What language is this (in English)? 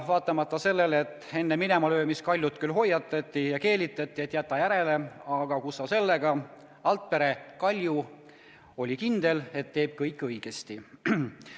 Estonian